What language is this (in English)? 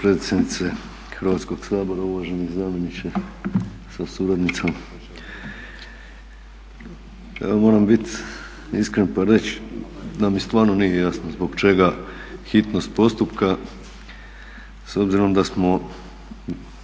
Croatian